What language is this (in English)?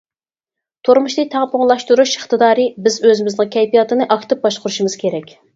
Uyghur